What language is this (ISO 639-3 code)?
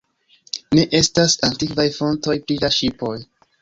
epo